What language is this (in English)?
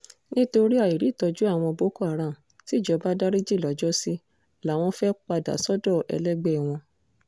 Yoruba